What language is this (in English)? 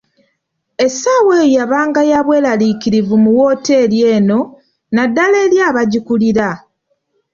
Ganda